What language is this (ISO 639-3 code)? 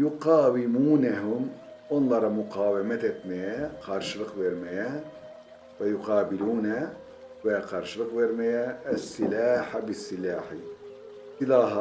tur